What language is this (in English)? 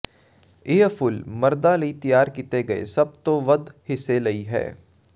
Punjabi